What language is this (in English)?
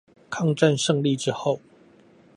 Chinese